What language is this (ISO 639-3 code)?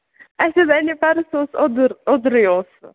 kas